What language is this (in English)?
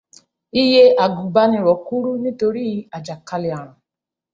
Yoruba